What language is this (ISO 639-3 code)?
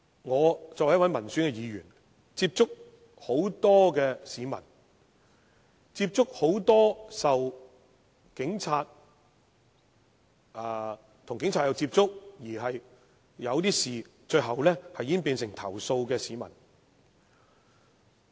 yue